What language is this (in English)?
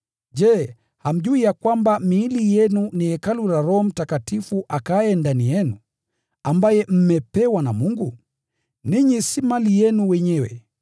Swahili